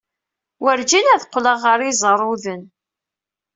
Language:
Kabyle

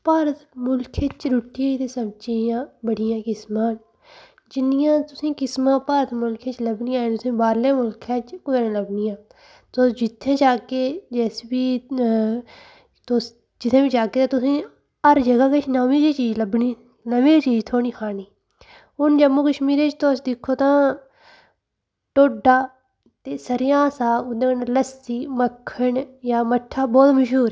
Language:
Dogri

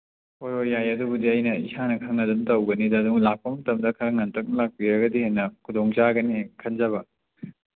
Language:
Manipuri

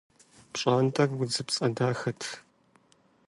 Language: Kabardian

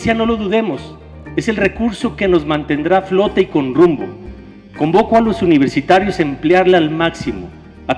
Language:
Spanish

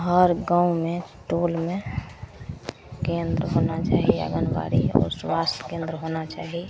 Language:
Maithili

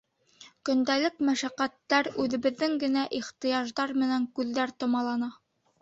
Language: Bashkir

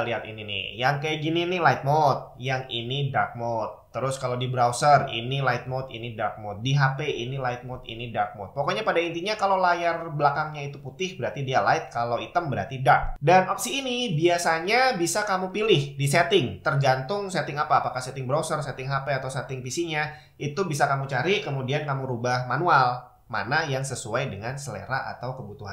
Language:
Indonesian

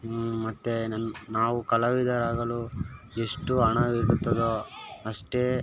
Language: Kannada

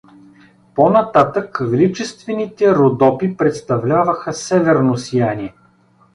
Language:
Bulgarian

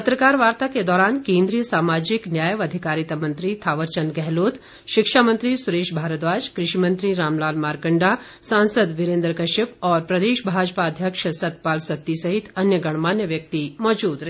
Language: Hindi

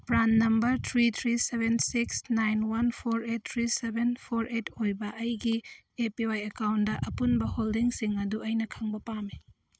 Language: Manipuri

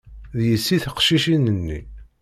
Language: Kabyle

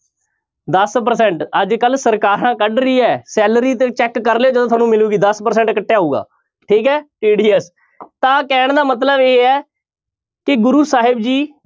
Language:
Punjabi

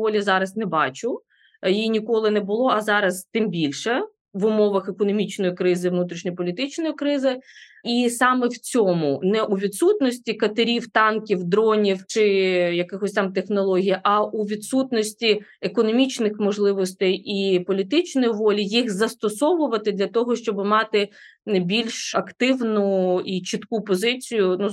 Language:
Ukrainian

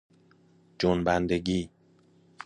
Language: Persian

